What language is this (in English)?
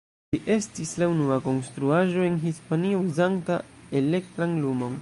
Esperanto